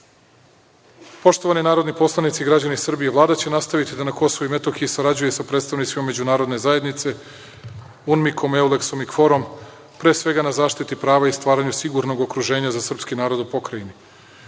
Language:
Serbian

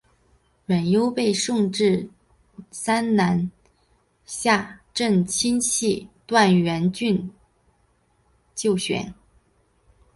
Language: Chinese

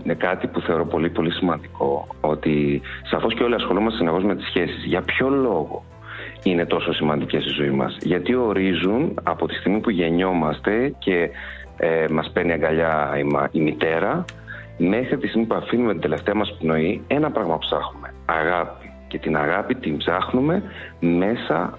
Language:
Greek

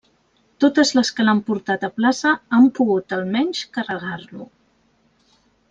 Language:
Catalan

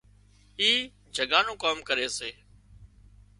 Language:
Wadiyara Koli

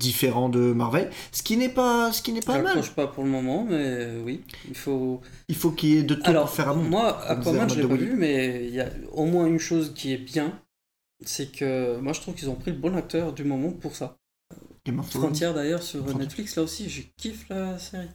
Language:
French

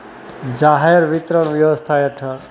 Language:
Gujarati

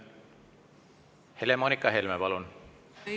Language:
Estonian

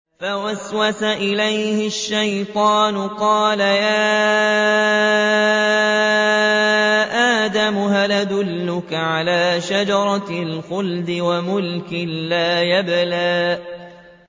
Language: Arabic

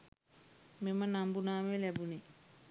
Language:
Sinhala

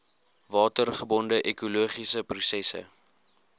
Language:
Afrikaans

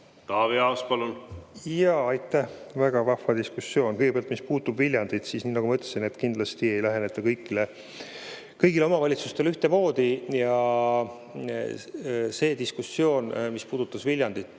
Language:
Estonian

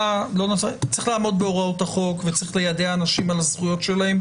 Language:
Hebrew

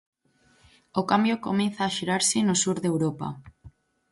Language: Galician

